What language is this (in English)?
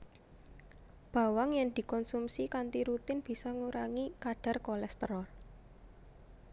Javanese